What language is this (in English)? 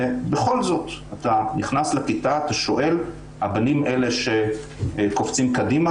Hebrew